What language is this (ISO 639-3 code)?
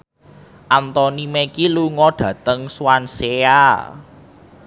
jav